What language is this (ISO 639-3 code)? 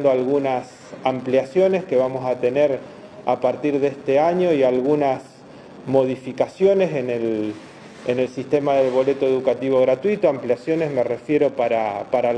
spa